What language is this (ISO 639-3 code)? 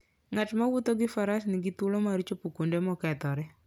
luo